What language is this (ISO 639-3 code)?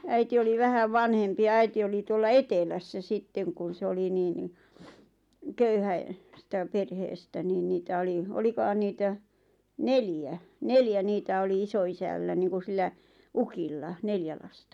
fin